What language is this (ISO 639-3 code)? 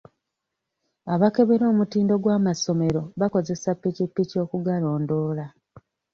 lug